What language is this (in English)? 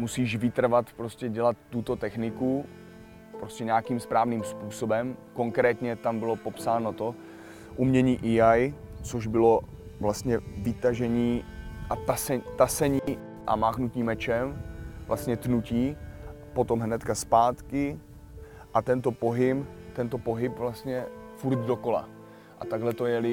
Czech